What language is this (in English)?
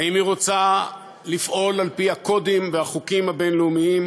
Hebrew